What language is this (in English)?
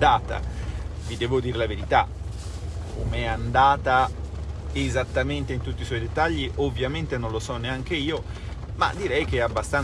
Italian